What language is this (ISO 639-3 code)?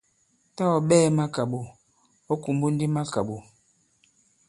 abb